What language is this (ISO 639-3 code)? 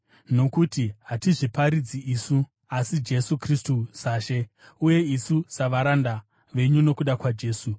sna